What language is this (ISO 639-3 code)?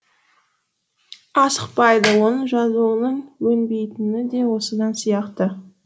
kaz